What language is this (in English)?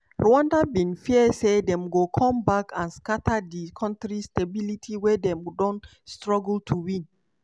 Nigerian Pidgin